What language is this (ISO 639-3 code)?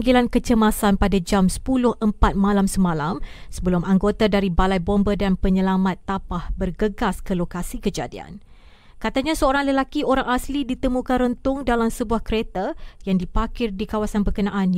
msa